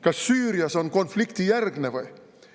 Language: Estonian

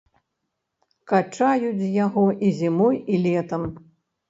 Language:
Belarusian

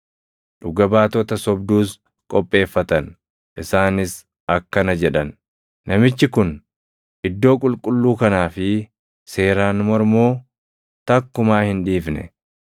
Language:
Oromo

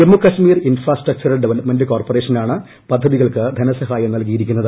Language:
Malayalam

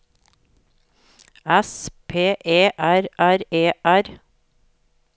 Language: Norwegian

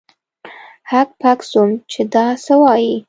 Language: Pashto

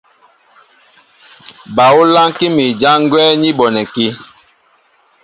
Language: Mbo (Cameroon)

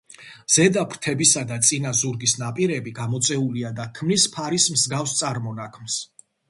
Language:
Georgian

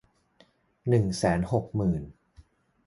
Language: Thai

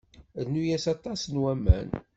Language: Kabyle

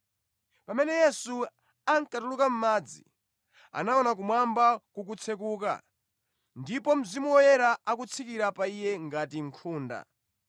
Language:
Nyanja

